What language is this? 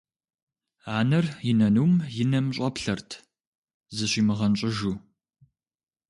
Kabardian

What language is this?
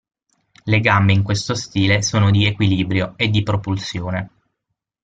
Italian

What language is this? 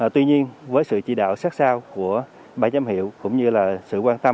Vietnamese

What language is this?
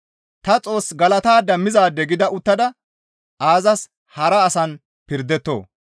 Gamo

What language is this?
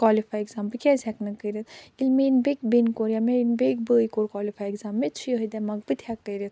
Kashmiri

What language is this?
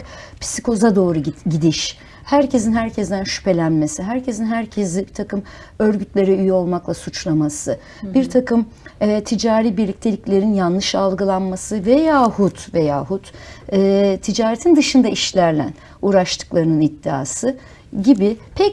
Turkish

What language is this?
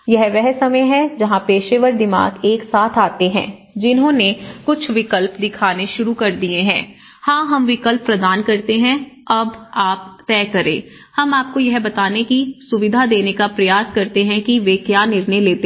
Hindi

